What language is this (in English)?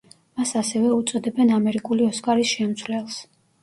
Georgian